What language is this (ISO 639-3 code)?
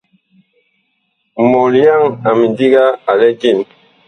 bkh